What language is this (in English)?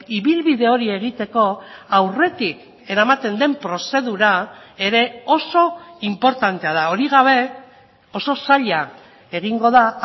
Basque